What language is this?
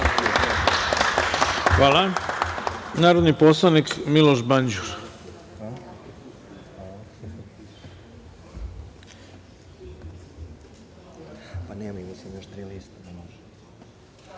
Serbian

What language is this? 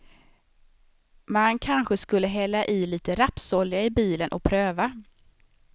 Swedish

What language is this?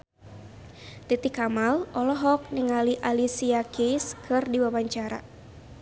Sundanese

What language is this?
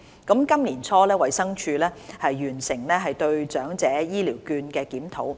Cantonese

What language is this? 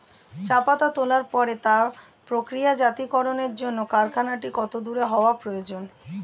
Bangla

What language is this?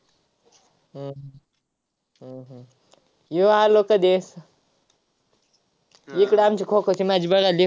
Marathi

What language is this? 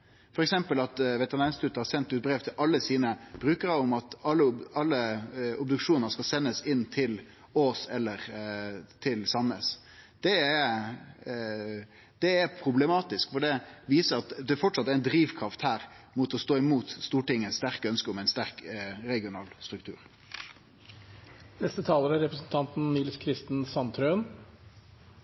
Norwegian Nynorsk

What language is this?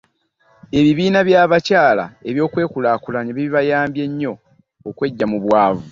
Ganda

